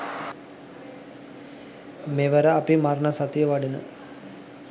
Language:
Sinhala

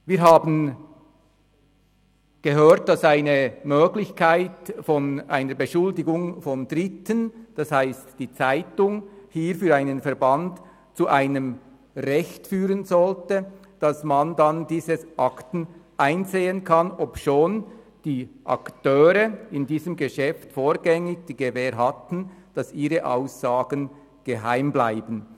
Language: Swiss German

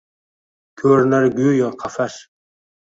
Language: Uzbek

